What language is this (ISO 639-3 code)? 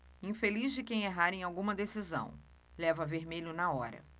por